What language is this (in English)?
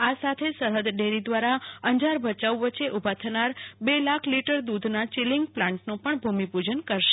Gujarati